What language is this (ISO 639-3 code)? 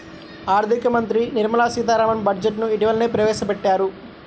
tel